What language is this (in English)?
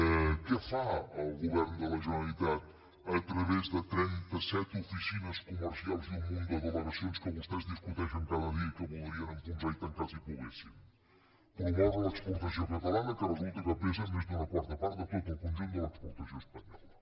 Catalan